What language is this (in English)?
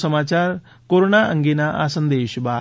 Gujarati